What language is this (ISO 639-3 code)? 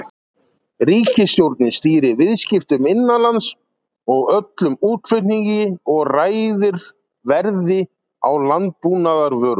isl